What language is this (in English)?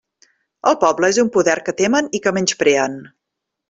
Catalan